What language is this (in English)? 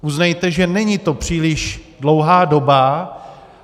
Czech